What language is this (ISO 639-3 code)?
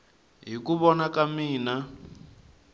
tso